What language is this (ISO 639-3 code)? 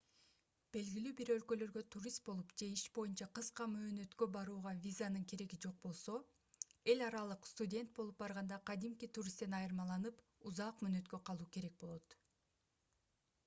kir